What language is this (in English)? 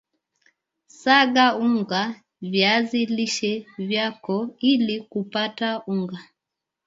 Swahili